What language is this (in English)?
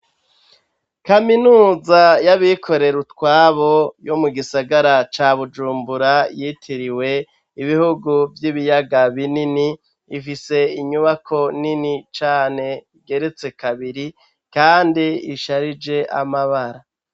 Rundi